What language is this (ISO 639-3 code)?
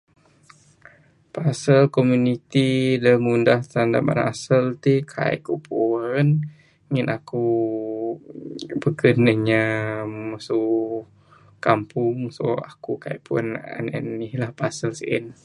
sdo